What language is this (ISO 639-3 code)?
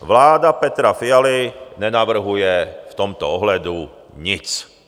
ces